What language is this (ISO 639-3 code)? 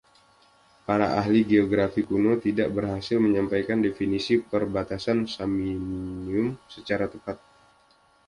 ind